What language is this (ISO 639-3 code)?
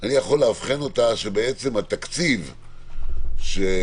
heb